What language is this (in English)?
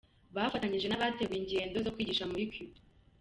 Kinyarwanda